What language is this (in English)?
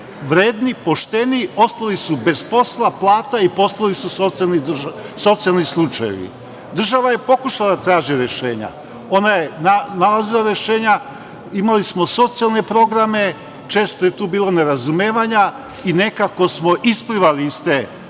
Serbian